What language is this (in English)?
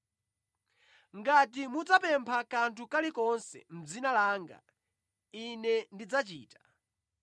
Nyanja